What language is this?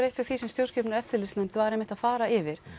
Icelandic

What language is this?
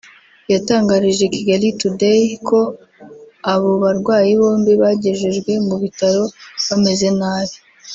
Kinyarwanda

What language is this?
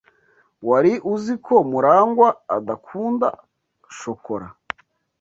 Kinyarwanda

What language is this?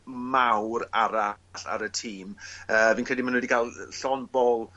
Welsh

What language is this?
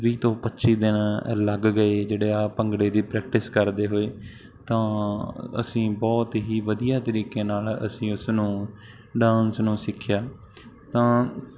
Punjabi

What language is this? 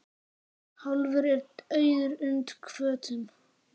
Icelandic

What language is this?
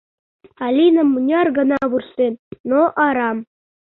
Mari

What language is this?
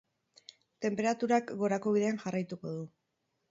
Basque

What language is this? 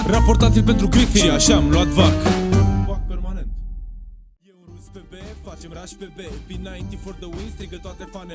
Romanian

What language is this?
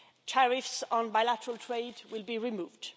English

